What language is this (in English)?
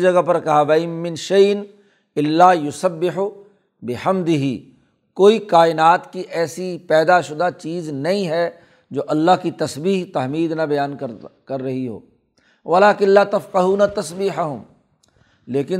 Urdu